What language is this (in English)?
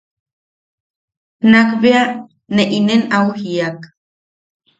Yaqui